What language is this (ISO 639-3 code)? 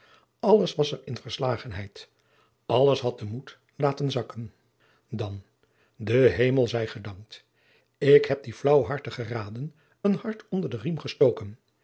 nld